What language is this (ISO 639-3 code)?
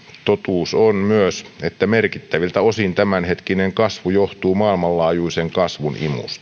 fin